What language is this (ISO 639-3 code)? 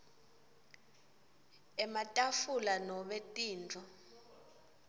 ssw